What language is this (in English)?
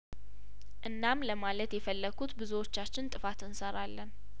Amharic